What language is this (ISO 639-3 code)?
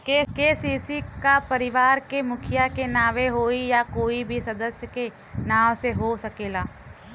bho